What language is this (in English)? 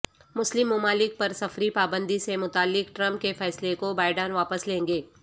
Urdu